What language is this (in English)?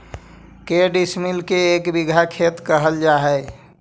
Magahi